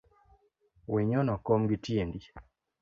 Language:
Luo (Kenya and Tanzania)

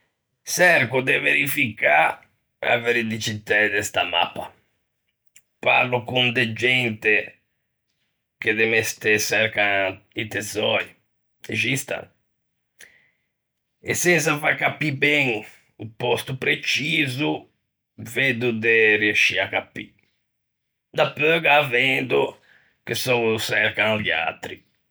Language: Ligurian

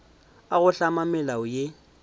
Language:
Northern Sotho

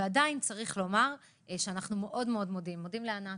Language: Hebrew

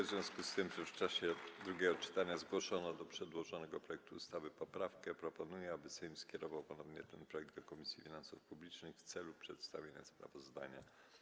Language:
Polish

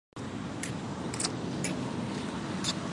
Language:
Chinese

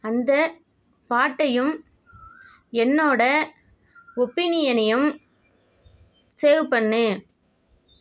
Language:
Tamil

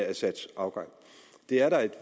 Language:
Danish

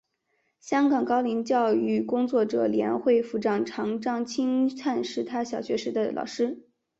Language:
Chinese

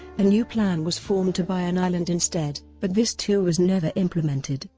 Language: English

